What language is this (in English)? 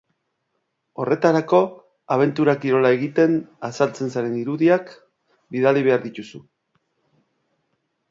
Basque